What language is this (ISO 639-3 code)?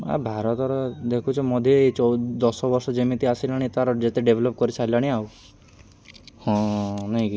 ori